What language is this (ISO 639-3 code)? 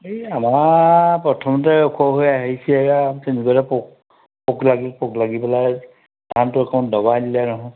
asm